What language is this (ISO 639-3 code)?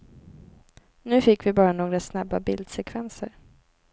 swe